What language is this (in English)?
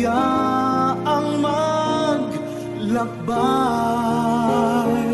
Filipino